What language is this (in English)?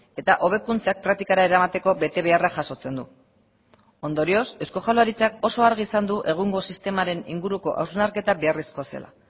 Basque